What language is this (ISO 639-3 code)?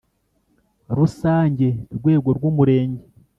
kin